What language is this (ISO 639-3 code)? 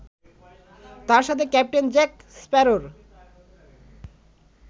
ben